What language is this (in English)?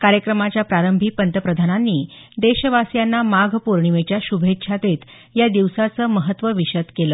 Marathi